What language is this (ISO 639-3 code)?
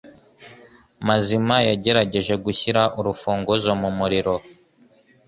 kin